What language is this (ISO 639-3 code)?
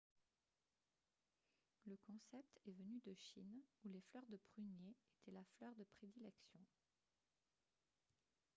fra